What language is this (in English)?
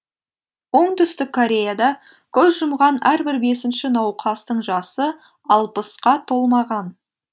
Kazakh